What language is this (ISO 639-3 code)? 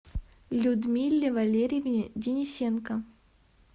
rus